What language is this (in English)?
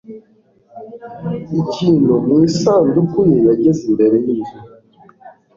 Kinyarwanda